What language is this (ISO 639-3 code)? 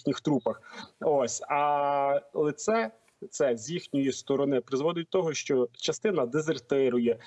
ukr